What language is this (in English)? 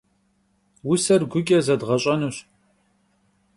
Kabardian